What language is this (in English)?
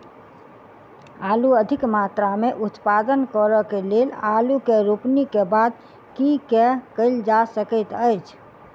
Maithili